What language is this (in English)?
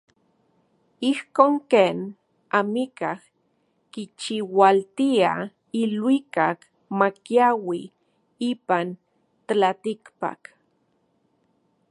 Central Puebla Nahuatl